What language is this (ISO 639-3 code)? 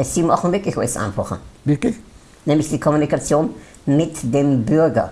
deu